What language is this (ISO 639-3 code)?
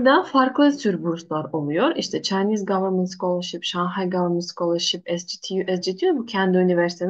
tur